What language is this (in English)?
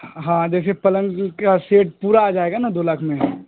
Urdu